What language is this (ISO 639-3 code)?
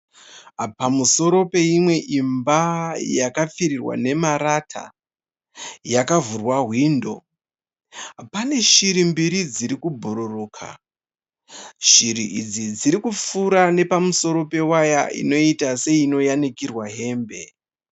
sna